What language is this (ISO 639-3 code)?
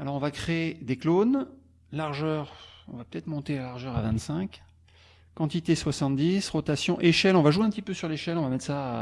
fra